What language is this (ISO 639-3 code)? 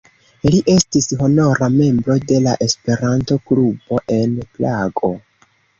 epo